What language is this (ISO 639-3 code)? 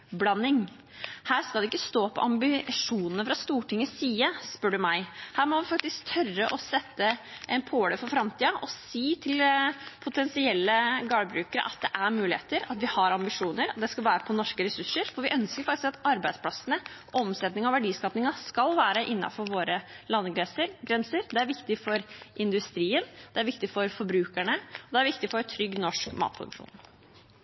nob